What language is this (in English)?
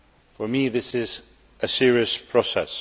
English